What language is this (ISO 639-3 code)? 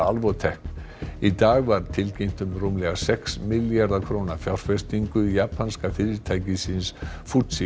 isl